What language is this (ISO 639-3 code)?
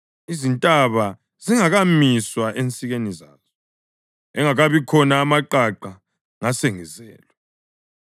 nde